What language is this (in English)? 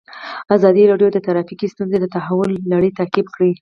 Pashto